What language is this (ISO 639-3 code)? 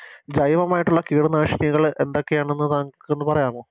mal